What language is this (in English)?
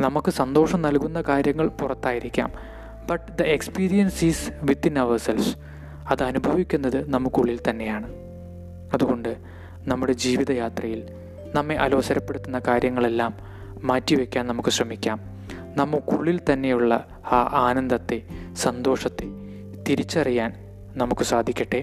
Malayalam